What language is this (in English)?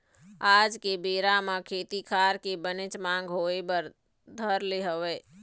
Chhattisgarhi